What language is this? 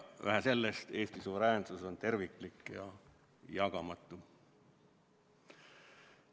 Estonian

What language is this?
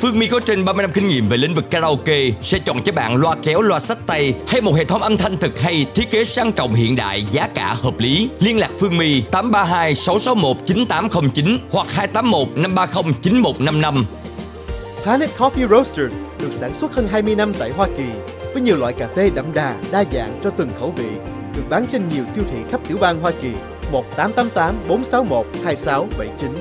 Vietnamese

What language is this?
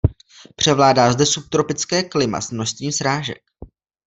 Czech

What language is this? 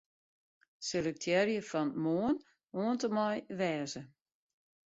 Western Frisian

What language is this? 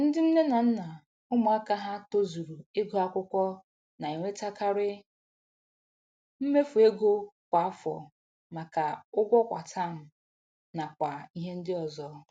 Igbo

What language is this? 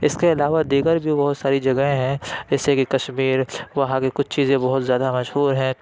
Urdu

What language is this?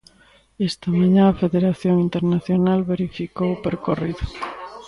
Galician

